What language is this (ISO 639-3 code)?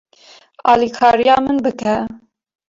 kur